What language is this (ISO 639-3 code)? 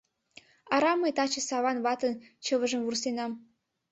chm